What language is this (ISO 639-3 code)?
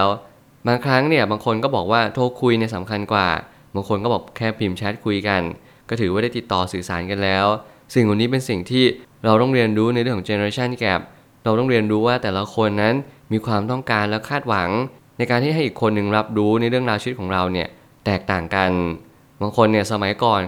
tha